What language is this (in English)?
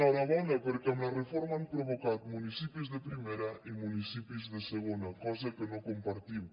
Catalan